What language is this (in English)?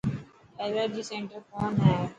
Dhatki